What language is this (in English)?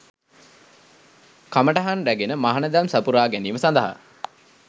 Sinhala